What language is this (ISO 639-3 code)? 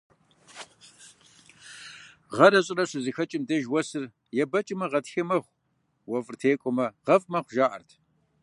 kbd